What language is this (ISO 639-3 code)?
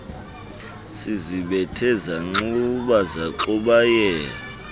xho